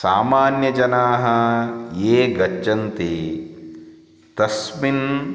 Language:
Sanskrit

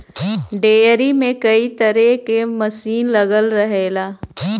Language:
Bhojpuri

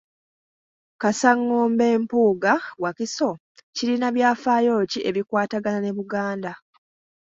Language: Ganda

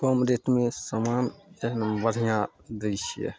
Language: Maithili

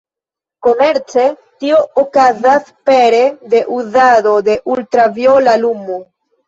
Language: Esperanto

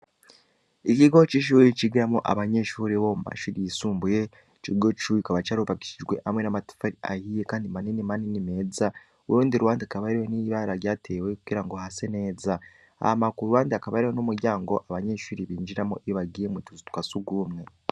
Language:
Rundi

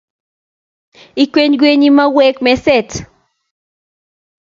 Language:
Kalenjin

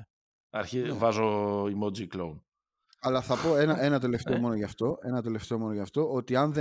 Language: Greek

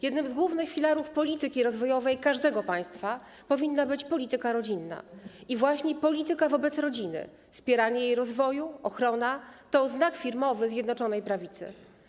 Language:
Polish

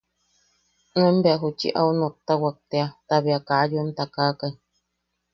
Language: Yaqui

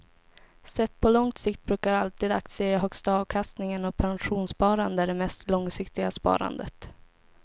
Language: Swedish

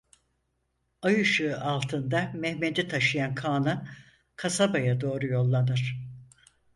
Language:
Turkish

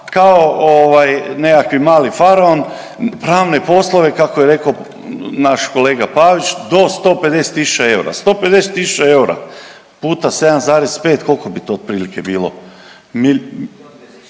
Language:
Croatian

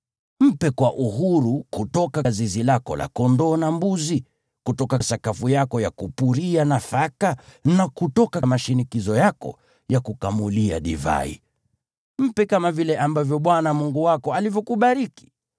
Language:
Swahili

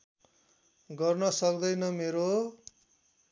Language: Nepali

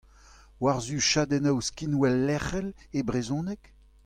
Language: Breton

